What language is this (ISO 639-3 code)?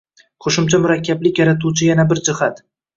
uzb